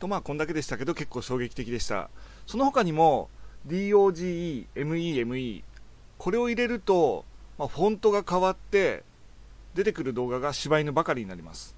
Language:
Japanese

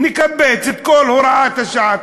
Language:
Hebrew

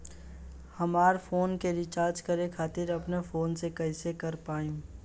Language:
Bhojpuri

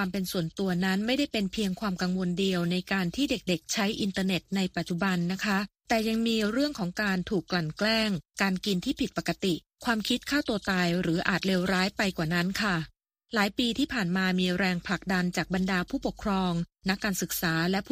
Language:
Thai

